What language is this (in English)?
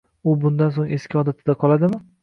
Uzbek